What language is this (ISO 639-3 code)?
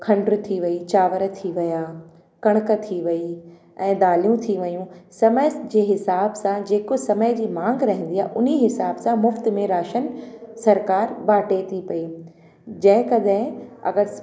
snd